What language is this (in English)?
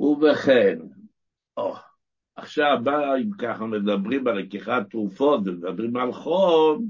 Hebrew